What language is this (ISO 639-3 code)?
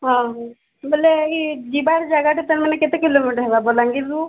ori